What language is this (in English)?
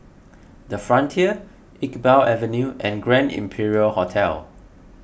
English